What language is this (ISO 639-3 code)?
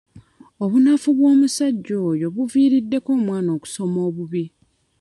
lug